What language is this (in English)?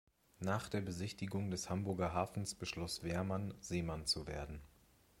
German